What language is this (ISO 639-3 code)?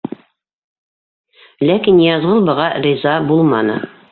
bak